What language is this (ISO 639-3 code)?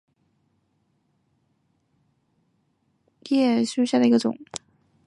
zho